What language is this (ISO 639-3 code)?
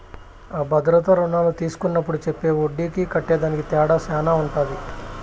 tel